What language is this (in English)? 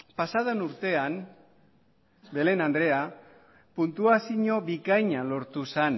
Basque